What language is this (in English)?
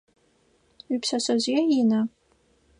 Adyghe